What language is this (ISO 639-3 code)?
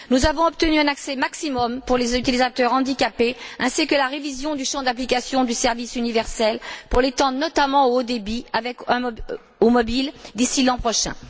fra